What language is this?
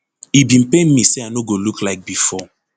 Nigerian Pidgin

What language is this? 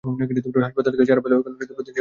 Bangla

